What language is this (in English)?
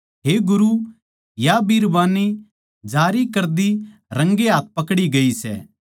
Haryanvi